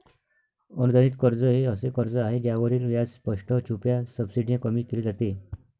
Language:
Marathi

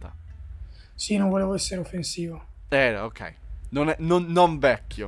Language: Italian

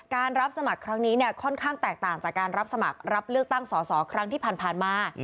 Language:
Thai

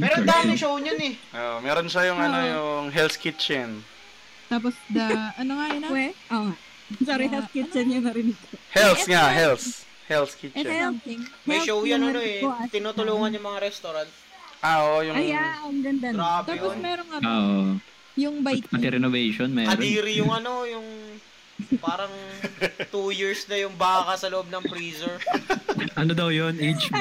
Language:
Filipino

